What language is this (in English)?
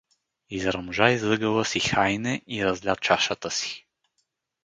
Bulgarian